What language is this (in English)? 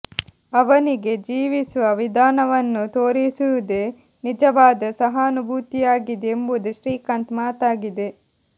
Kannada